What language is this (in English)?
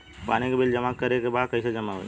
Bhojpuri